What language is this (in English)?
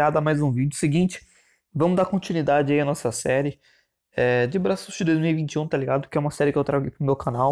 Portuguese